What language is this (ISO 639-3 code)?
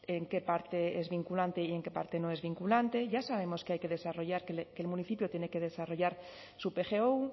spa